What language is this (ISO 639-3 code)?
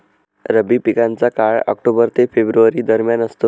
mar